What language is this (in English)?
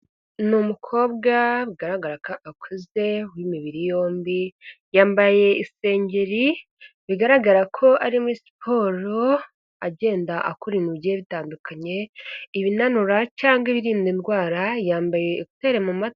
Kinyarwanda